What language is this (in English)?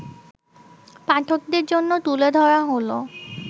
Bangla